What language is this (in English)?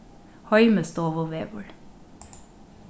Faroese